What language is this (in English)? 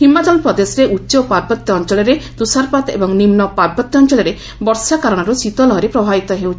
Odia